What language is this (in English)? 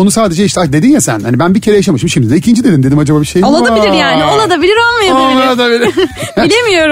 Turkish